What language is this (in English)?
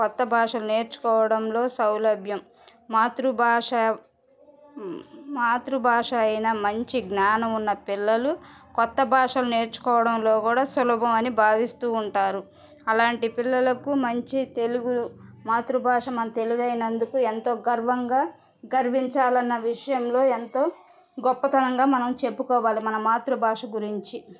Telugu